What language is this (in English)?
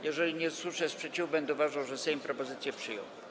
Polish